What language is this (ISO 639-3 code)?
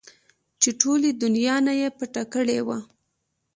pus